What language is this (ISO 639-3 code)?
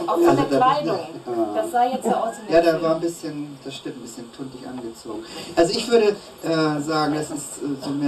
deu